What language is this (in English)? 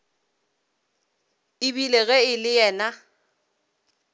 Northern Sotho